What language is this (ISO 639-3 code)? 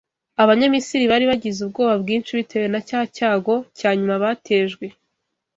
kin